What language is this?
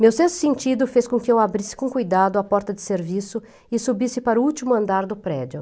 Portuguese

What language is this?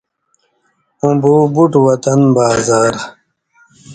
Indus Kohistani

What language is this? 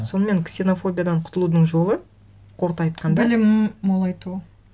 Kazakh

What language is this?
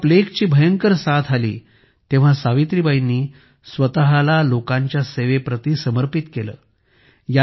Marathi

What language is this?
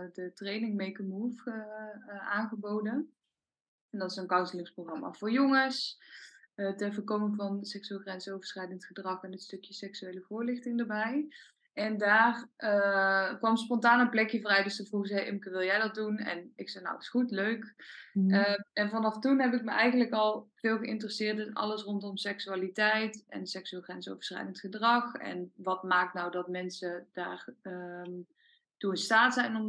Dutch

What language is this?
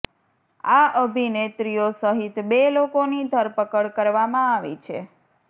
Gujarati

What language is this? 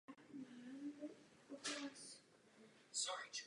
Czech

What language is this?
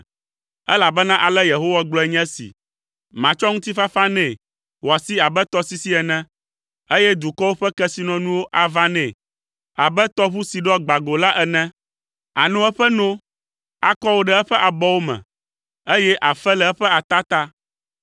Ewe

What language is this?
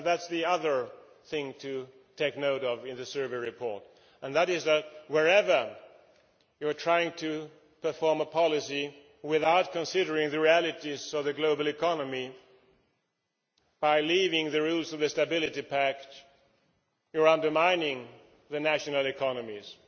English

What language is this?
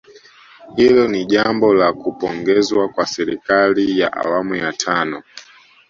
Swahili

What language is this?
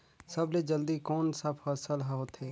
Chhattisgarhi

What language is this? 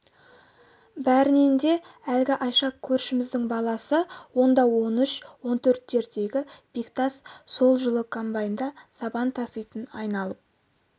Kazakh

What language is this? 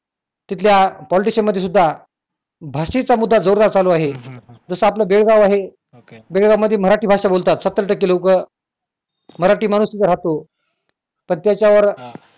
Marathi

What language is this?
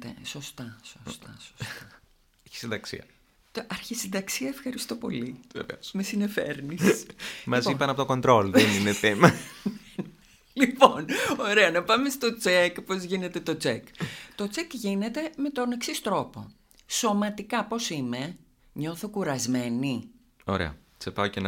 Greek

